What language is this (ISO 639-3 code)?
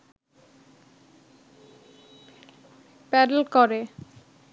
ben